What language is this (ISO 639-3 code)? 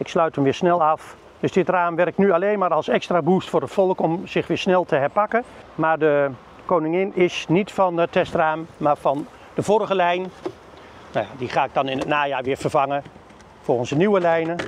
nld